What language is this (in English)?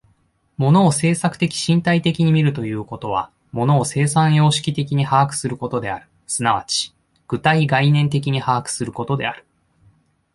Japanese